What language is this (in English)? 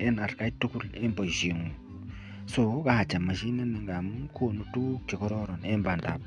Kalenjin